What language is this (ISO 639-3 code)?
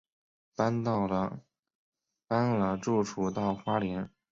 zho